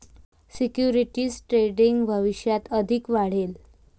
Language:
Marathi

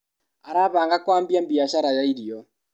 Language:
Kikuyu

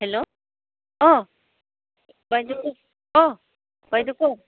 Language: Assamese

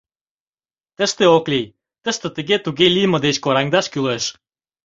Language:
Mari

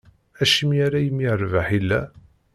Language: Kabyle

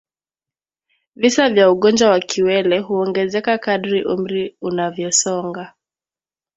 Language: Swahili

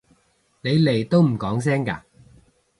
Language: Cantonese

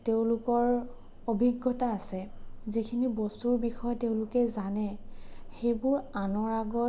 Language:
Assamese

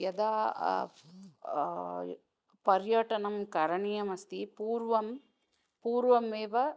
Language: Sanskrit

